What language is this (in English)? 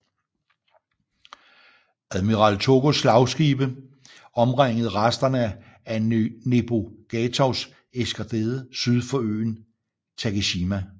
Danish